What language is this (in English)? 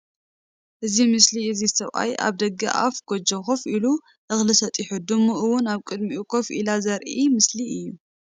Tigrinya